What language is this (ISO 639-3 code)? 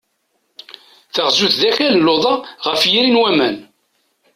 kab